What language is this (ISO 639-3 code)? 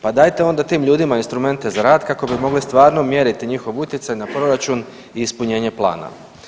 hrv